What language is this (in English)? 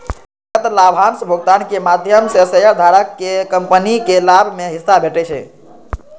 Maithili